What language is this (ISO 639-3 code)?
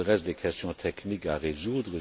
fra